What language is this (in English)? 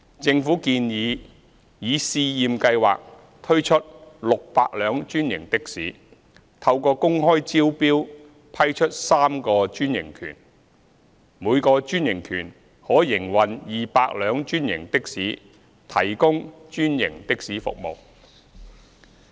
Cantonese